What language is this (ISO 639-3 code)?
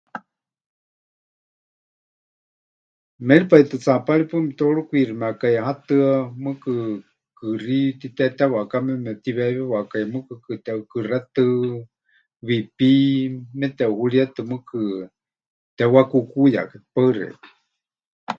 hch